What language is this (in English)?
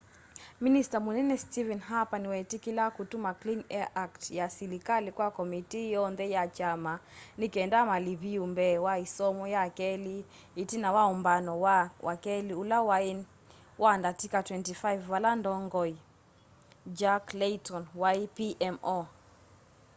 Kamba